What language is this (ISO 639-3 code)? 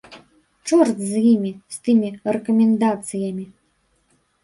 bel